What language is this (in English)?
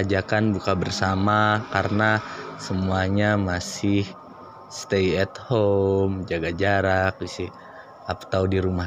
Indonesian